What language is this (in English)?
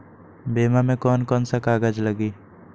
Magahi